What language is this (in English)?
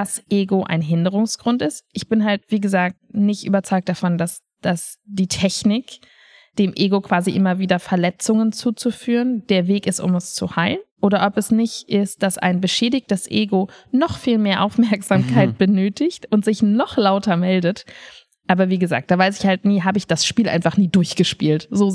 German